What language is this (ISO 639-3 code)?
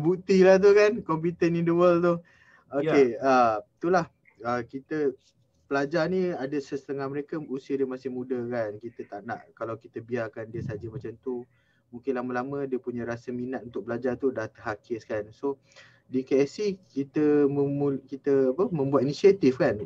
msa